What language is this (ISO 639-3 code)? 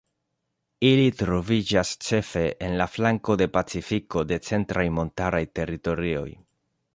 epo